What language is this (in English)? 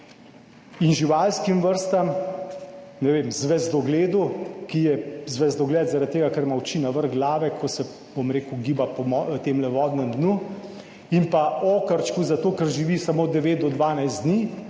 Slovenian